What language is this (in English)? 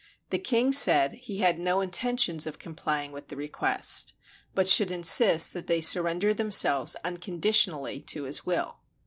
English